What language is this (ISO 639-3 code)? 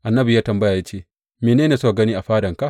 hau